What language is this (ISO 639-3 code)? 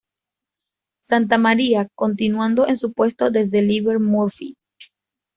spa